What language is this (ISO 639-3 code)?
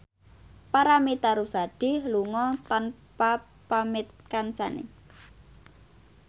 jav